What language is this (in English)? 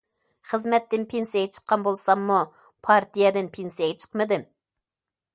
Uyghur